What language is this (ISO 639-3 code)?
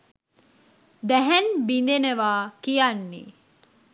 sin